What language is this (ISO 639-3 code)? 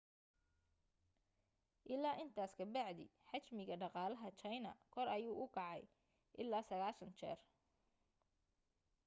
som